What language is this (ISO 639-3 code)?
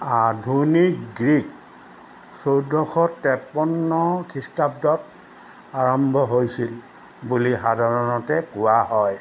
asm